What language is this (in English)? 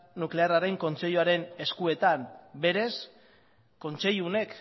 Basque